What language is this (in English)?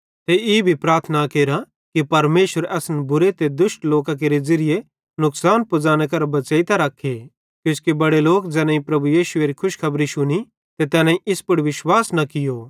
Bhadrawahi